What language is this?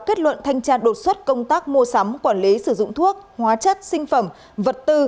Vietnamese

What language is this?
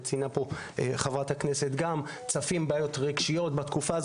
Hebrew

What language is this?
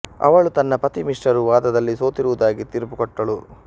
Kannada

